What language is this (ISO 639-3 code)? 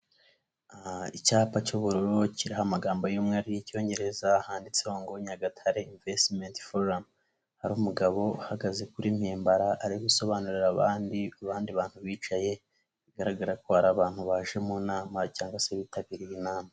kin